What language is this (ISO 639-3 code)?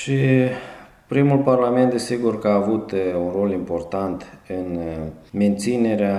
ron